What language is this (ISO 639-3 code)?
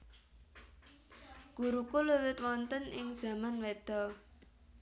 jav